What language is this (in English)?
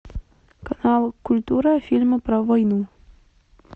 Russian